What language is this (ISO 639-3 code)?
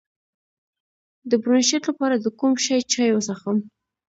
pus